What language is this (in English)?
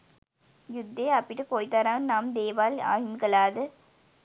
Sinhala